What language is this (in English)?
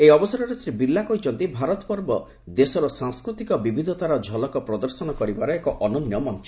Odia